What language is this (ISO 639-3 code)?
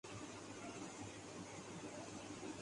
urd